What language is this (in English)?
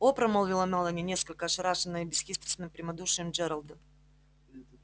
Russian